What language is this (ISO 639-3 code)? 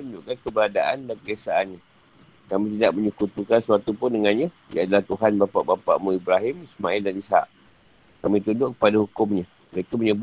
msa